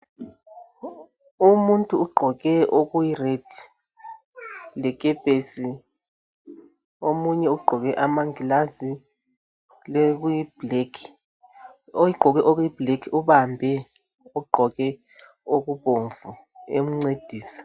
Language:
North Ndebele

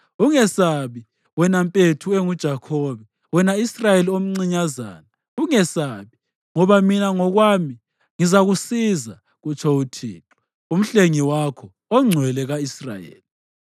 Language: North Ndebele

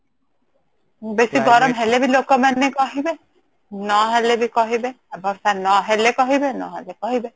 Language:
Odia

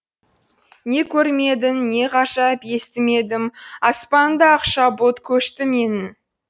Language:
Kazakh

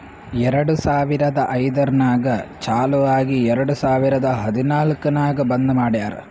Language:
Kannada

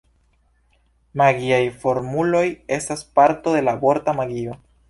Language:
Esperanto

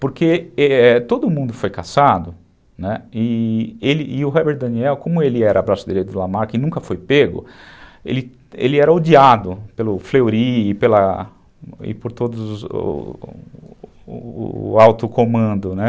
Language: Portuguese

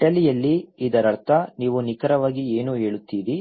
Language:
Kannada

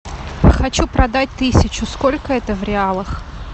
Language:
Russian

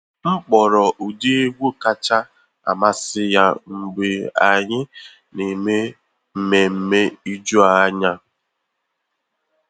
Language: Igbo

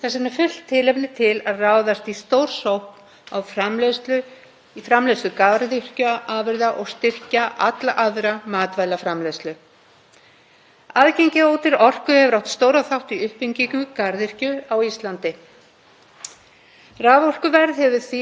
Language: Icelandic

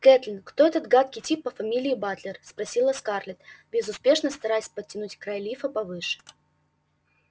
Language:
Russian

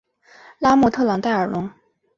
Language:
Chinese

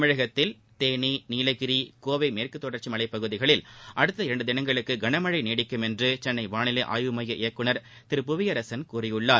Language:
Tamil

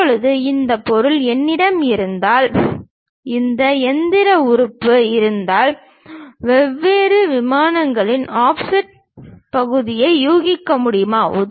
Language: Tamil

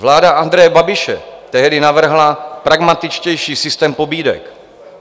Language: Czech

